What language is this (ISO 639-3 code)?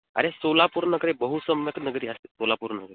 san